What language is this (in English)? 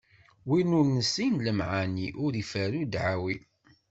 Kabyle